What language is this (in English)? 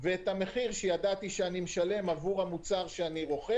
Hebrew